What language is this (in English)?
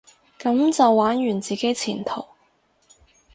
Cantonese